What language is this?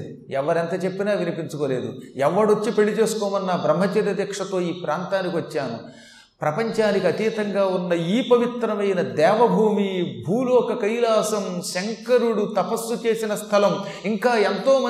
Telugu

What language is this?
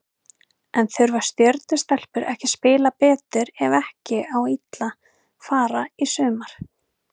Icelandic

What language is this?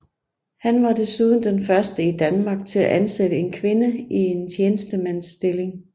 Danish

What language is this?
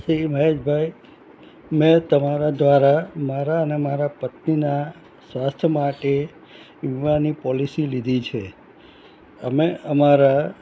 Gujarati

